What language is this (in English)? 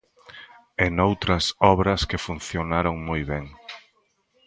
Galician